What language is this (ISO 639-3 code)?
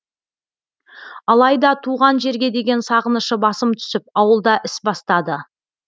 kaz